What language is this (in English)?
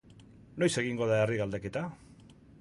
Basque